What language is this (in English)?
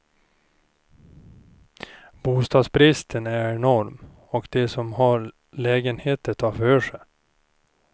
Swedish